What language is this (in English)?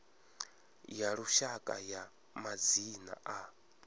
Venda